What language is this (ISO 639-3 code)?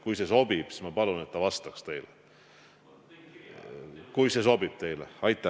est